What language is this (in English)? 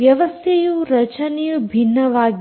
Kannada